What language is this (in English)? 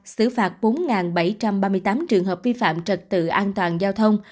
Vietnamese